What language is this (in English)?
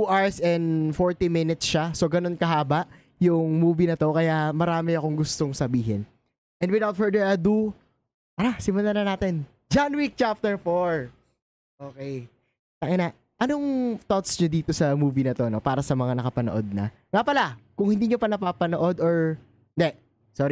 Filipino